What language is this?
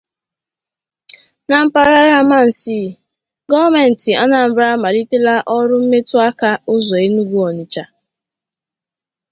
Igbo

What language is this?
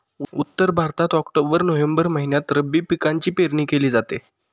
Marathi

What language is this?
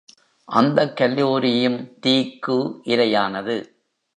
Tamil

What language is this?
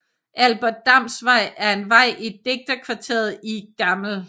Danish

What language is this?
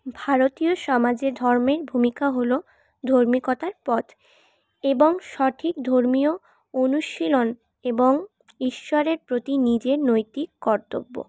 Bangla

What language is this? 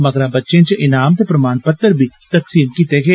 Dogri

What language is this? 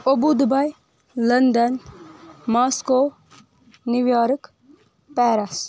Kashmiri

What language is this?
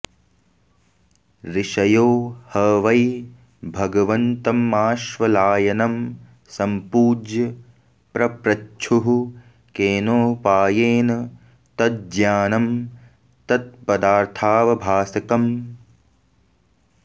Sanskrit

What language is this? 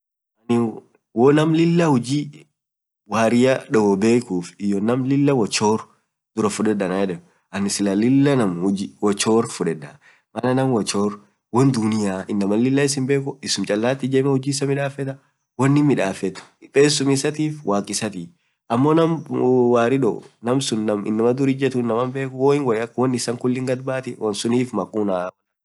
Orma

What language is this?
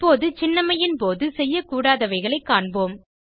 Tamil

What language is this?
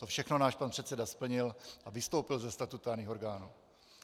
Czech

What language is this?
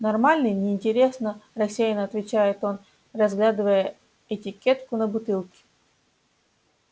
Russian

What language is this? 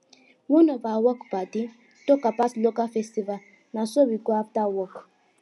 Nigerian Pidgin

